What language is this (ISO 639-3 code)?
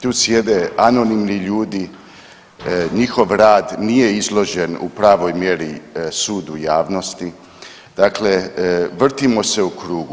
hrv